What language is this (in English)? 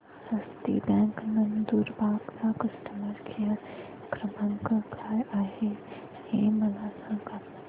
Marathi